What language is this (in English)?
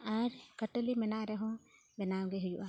Santali